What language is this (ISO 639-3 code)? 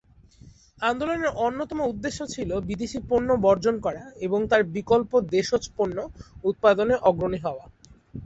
ben